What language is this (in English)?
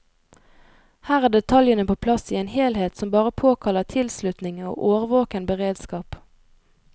Norwegian